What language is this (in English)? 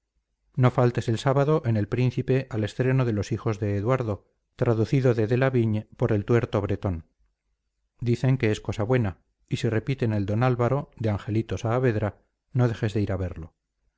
Spanish